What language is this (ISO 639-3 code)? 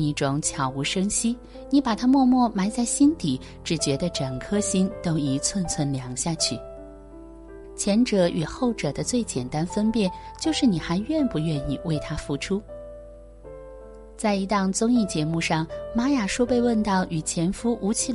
zho